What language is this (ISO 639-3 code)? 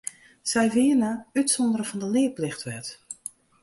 fry